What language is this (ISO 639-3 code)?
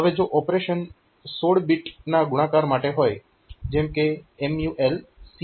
guj